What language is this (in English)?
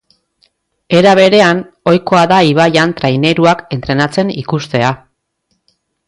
Basque